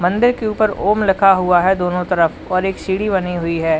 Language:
Hindi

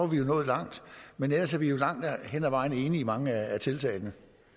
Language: Danish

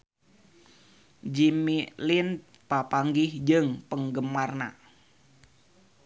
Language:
Sundanese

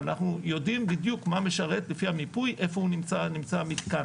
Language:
Hebrew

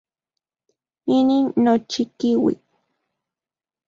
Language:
Central Puebla Nahuatl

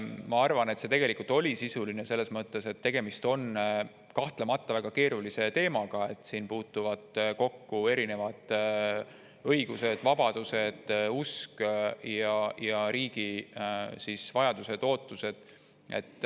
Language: Estonian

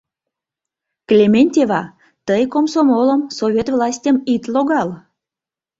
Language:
Mari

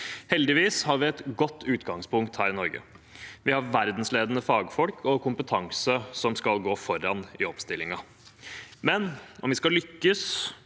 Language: Norwegian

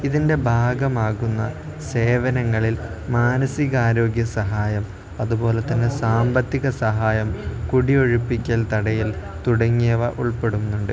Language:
Malayalam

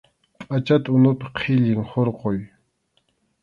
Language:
Arequipa-La Unión Quechua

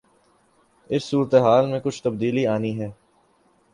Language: Urdu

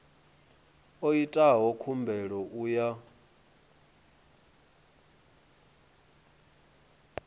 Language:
Venda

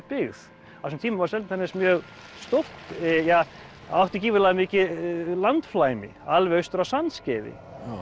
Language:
Icelandic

